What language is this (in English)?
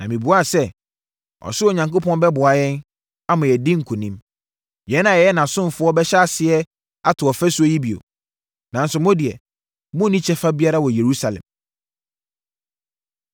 Akan